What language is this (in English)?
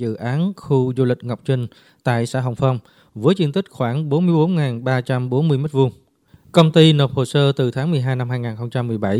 Vietnamese